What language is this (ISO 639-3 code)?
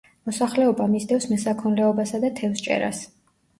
kat